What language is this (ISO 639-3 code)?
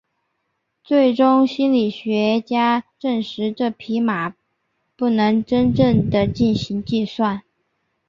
zho